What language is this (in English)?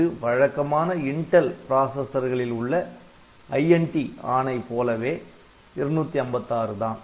Tamil